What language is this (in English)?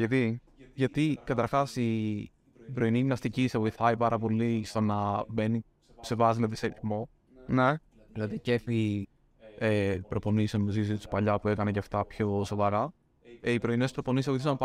Greek